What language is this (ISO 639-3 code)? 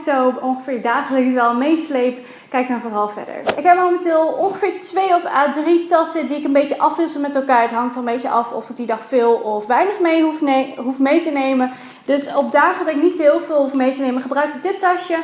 nld